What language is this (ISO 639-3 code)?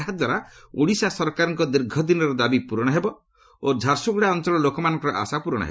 ori